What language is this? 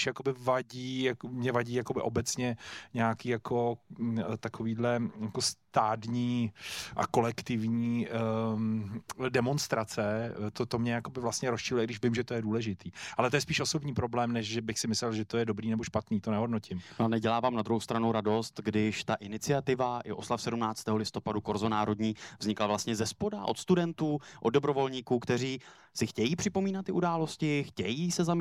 Czech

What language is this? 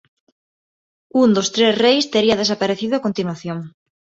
Galician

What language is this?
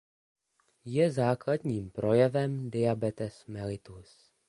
Czech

